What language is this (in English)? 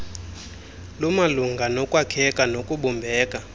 Xhosa